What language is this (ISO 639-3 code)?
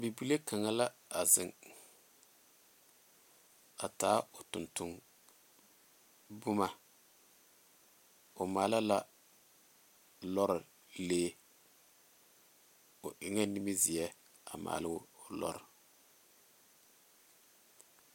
dga